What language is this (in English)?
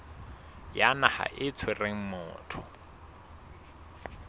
Southern Sotho